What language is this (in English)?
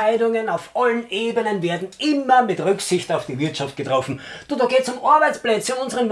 German